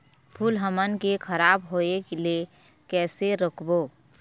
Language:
Chhattisgarhi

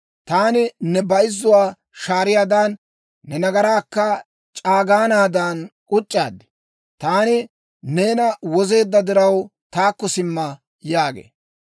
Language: Dawro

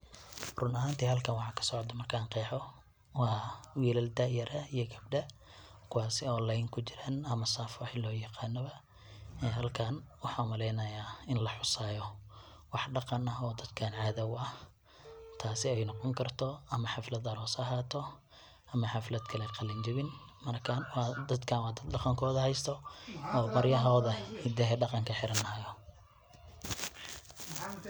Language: Somali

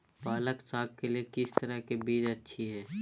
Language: Magahi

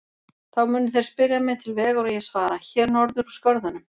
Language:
Icelandic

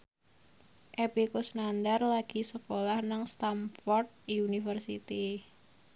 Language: Javanese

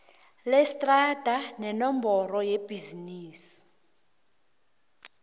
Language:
South Ndebele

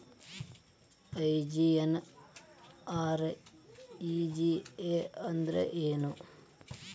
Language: Kannada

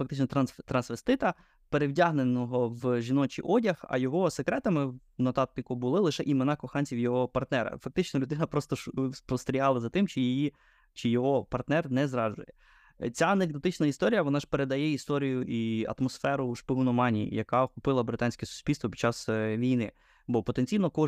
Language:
Ukrainian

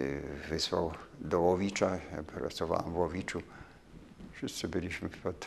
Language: Polish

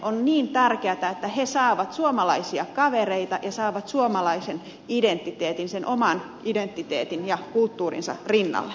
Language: Finnish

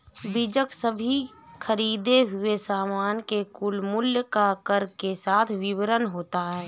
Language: Hindi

